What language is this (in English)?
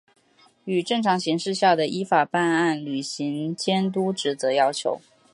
Chinese